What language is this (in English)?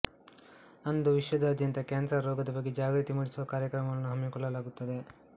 Kannada